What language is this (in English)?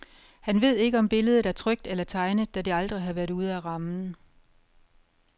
Danish